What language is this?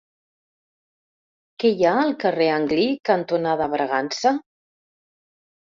Catalan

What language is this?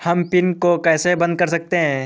Hindi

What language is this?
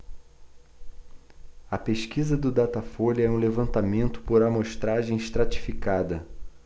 Portuguese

